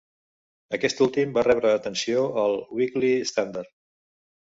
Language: Catalan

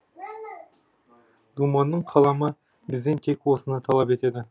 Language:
Kazakh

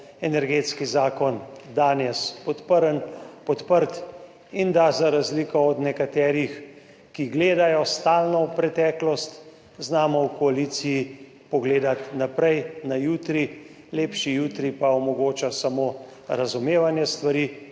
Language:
Slovenian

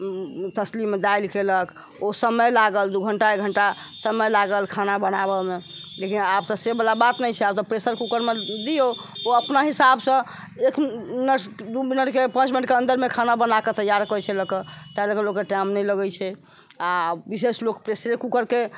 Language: Maithili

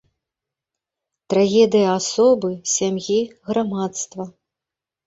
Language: Belarusian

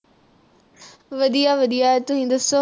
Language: Punjabi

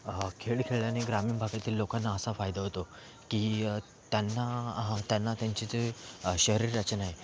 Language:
Marathi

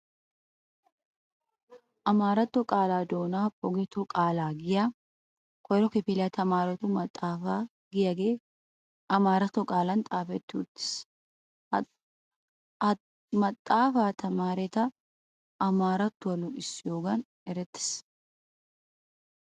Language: Wolaytta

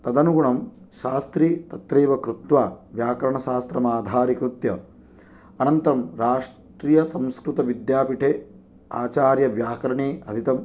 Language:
Sanskrit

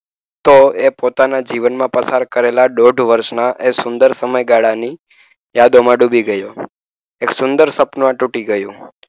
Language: Gujarati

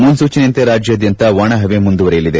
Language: Kannada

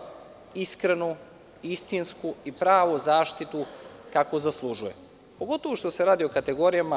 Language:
Serbian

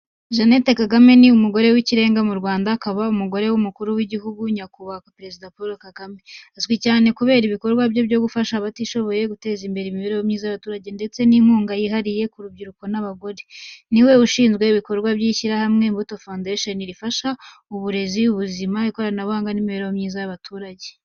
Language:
Kinyarwanda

